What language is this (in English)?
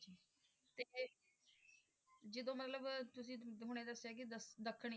Punjabi